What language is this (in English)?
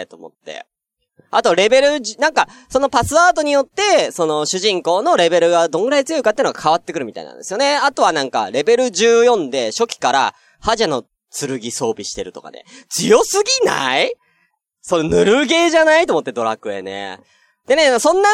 Japanese